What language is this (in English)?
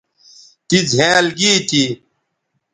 Bateri